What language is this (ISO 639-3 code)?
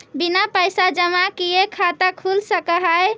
mag